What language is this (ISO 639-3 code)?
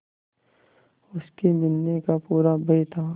hin